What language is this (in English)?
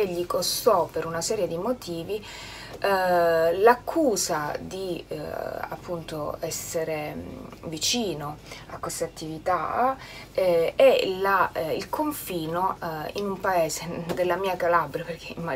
Italian